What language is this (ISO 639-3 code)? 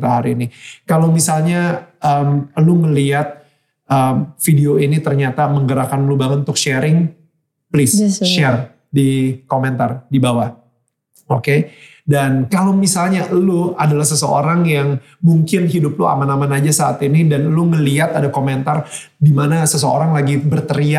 ind